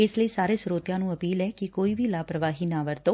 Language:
Punjabi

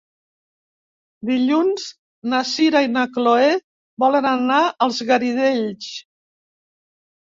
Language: Catalan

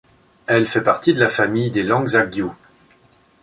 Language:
French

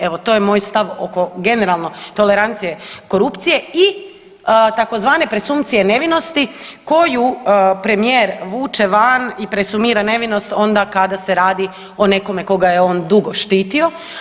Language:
Croatian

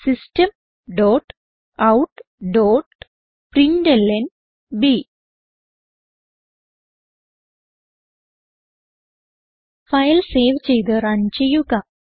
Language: Malayalam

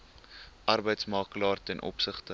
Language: Afrikaans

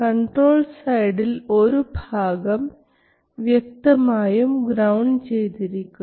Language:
Malayalam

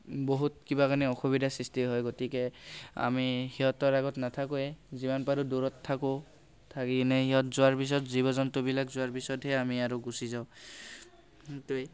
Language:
Assamese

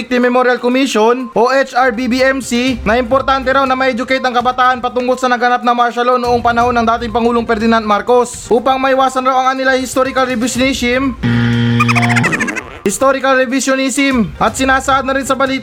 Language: Filipino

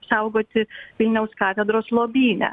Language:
Lithuanian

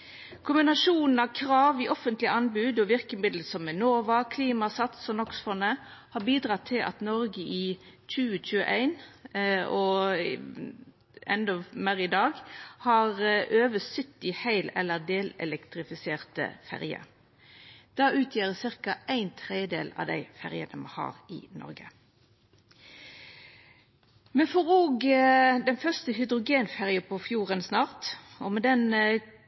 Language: Norwegian Nynorsk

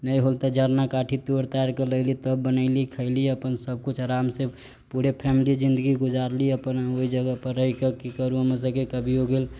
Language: Maithili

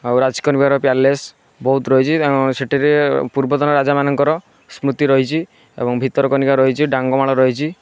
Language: Odia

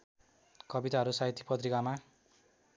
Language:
Nepali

